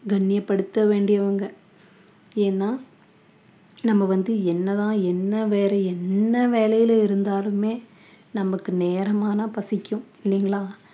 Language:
Tamil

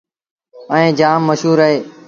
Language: Sindhi Bhil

